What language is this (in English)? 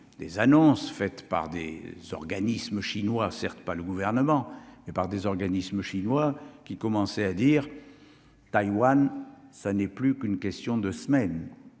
French